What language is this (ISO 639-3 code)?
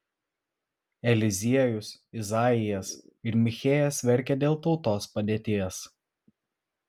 lit